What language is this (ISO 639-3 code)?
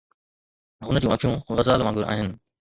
snd